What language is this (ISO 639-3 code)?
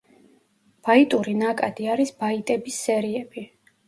kat